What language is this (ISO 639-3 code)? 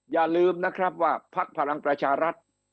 tha